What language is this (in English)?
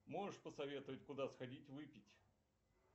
Russian